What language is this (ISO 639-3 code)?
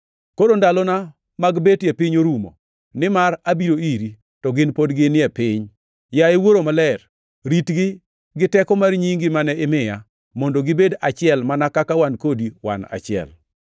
luo